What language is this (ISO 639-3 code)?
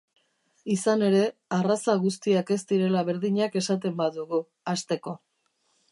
eus